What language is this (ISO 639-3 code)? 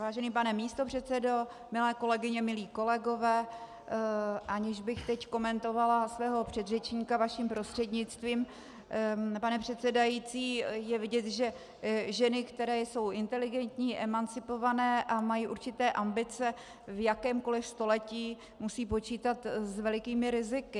ces